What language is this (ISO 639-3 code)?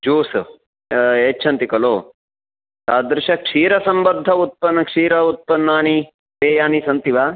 san